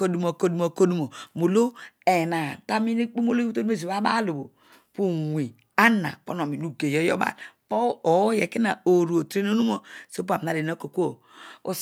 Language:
Odual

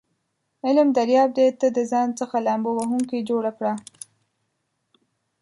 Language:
Pashto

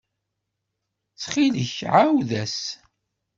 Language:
Kabyle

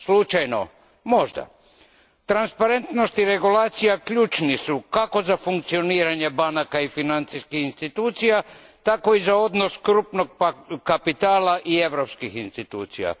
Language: Croatian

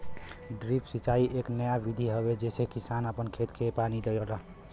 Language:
Bhojpuri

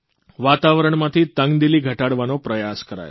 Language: Gujarati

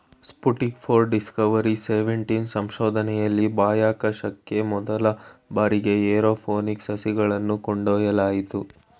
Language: Kannada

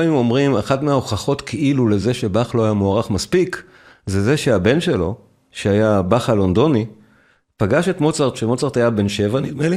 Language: Hebrew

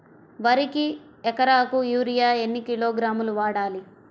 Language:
Telugu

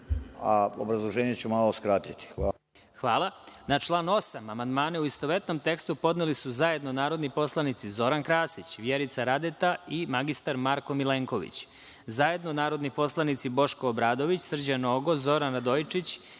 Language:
Serbian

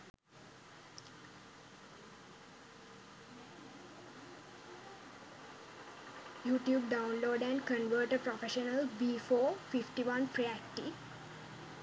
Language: Sinhala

